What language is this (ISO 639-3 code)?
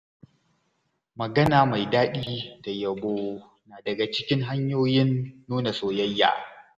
hau